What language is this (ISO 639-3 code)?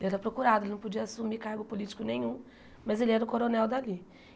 por